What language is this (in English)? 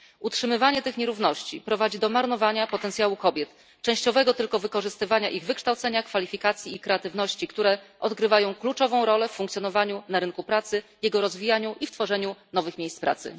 Polish